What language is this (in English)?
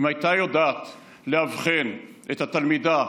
Hebrew